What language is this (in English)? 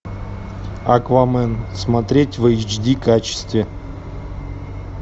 Russian